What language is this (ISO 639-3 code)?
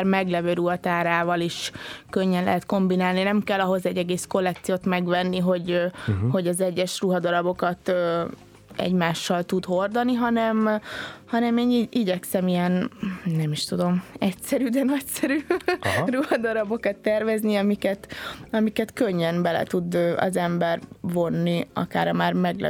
hun